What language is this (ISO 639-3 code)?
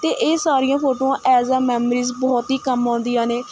pan